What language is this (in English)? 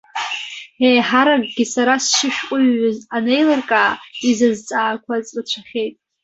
Abkhazian